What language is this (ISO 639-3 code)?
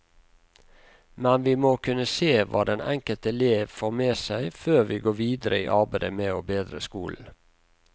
nor